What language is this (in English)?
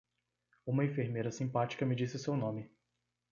Portuguese